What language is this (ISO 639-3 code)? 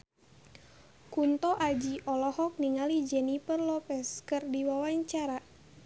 sun